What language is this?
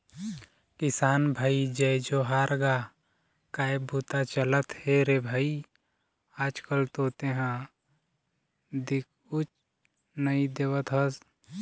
Chhattisgarhi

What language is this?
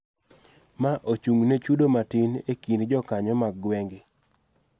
Luo (Kenya and Tanzania)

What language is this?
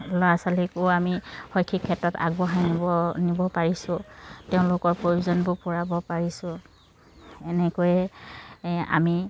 Assamese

